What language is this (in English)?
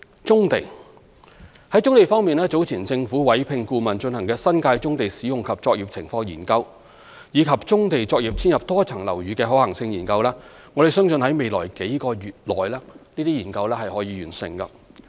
Cantonese